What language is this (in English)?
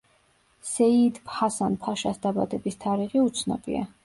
Georgian